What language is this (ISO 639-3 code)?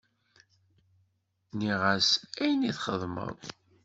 kab